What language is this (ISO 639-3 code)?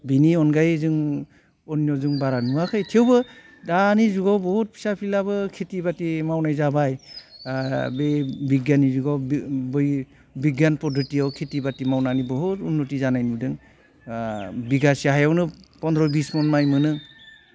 brx